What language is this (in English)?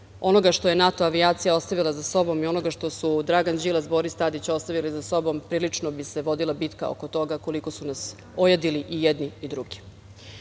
Serbian